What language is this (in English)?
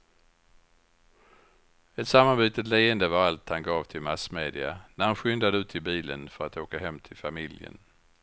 Swedish